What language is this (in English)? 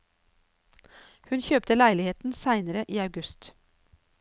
Norwegian